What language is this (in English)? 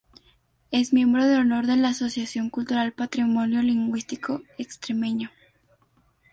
Spanish